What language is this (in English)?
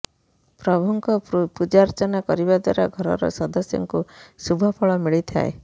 Odia